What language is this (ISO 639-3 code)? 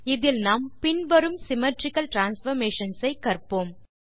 tam